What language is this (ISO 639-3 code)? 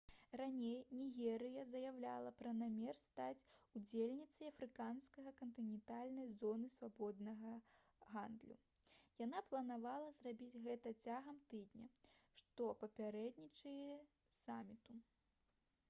bel